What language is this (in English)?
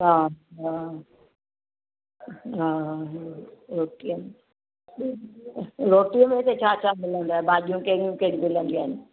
Sindhi